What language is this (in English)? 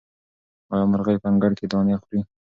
Pashto